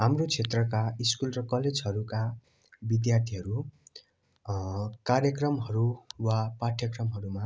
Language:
Nepali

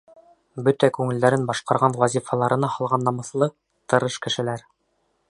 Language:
Bashkir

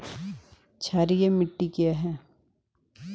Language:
Hindi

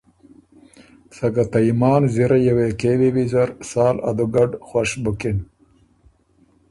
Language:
Ormuri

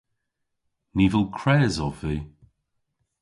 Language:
Cornish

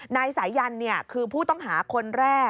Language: Thai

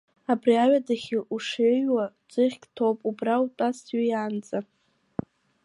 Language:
Abkhazian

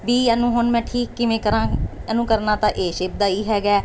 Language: Punjabi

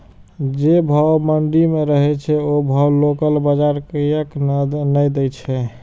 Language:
Maithili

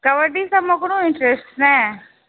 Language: Maithili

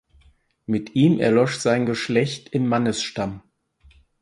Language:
German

